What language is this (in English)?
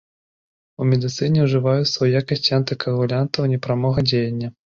Belarusian